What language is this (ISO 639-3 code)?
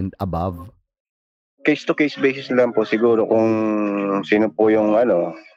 fil